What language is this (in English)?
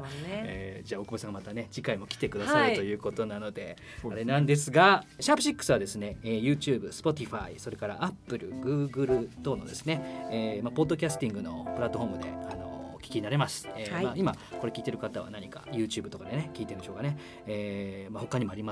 Japanese